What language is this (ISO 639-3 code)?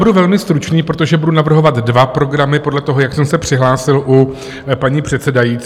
ces